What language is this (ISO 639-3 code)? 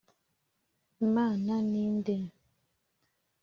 kin